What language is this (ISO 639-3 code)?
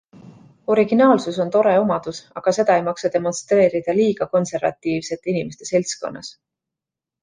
est